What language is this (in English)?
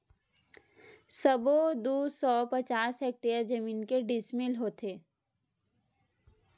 Chhattisgarhi